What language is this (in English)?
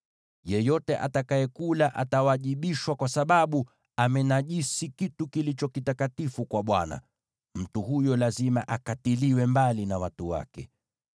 Swahili